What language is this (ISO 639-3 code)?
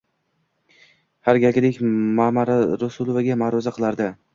uzb